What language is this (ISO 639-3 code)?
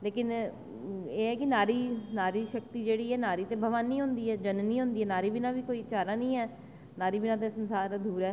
doi